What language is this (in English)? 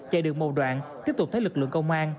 Vietnamese